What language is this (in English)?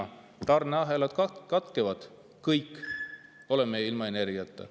Estonian